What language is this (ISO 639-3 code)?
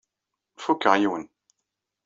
kab